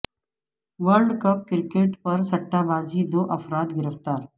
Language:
Urdu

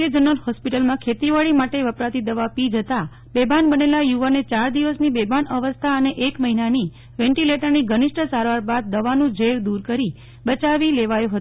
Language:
Gujarati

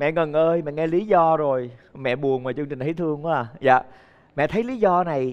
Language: Vietnamese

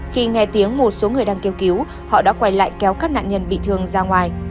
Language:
Vietnamese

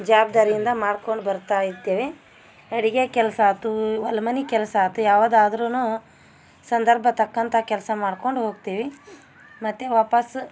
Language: Kannada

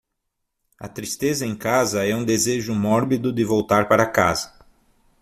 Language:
Portuguese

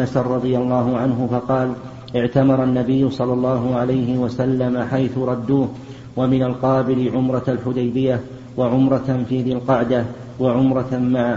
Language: Arabic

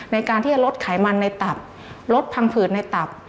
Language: Thai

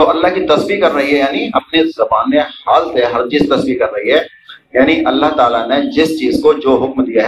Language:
Urdu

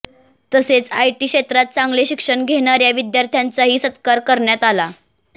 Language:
Marathi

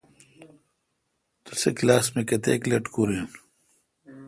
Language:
Kalkoti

